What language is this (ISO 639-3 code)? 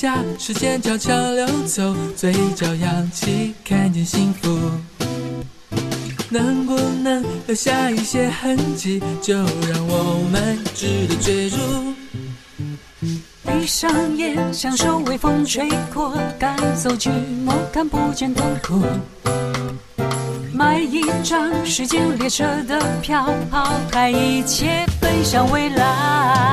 zho